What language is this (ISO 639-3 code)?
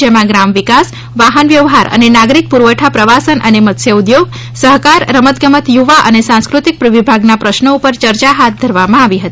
guj